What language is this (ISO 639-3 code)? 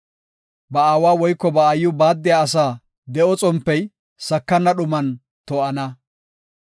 gof